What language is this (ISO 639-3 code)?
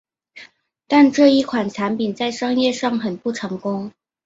zho